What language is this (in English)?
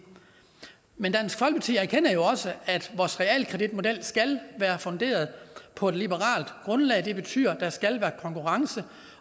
Danish